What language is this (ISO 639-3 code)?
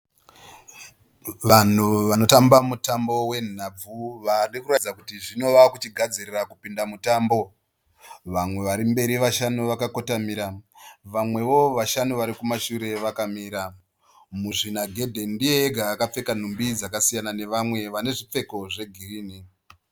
sna